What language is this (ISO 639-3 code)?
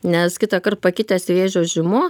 lit